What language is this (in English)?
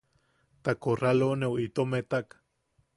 Yaqui